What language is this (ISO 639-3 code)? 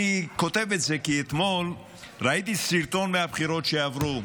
heb